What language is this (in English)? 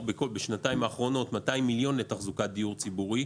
Hebrew